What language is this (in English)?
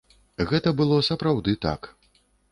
Belarusian